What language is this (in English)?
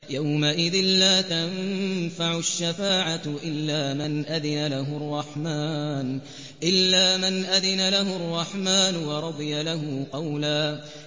Arabic